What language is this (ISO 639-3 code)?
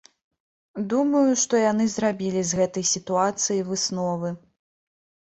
bel